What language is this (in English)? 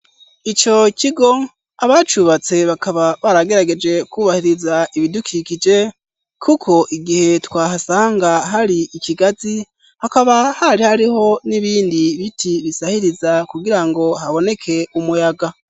Rundi